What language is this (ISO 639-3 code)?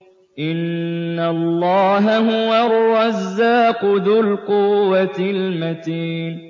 ara